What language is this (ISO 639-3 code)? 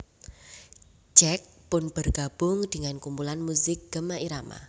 jav